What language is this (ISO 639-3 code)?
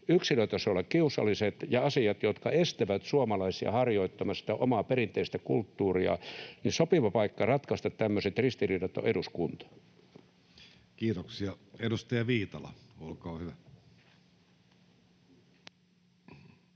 fin